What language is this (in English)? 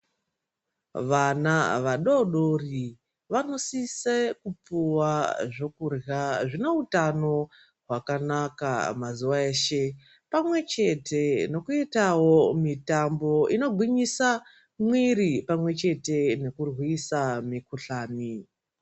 Ndau